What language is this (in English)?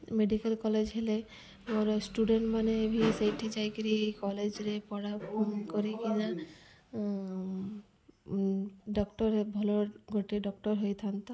Odia